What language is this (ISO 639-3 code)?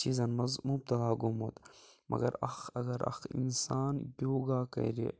kas